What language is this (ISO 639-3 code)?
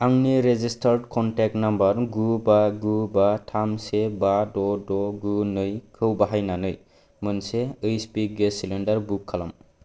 brx